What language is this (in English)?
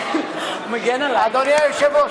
Hebrew